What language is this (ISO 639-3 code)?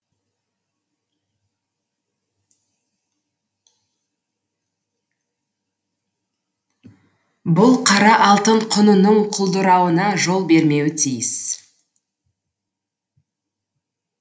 kaz